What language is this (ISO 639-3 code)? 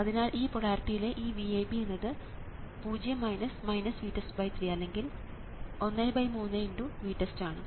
mal